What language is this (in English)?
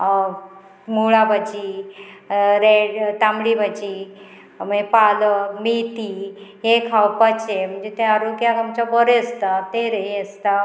Konkani